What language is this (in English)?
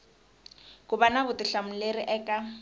Tsonga